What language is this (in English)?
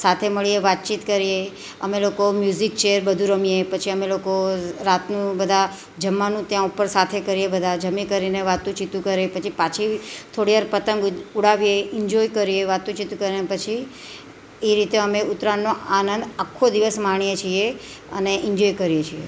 Gujarati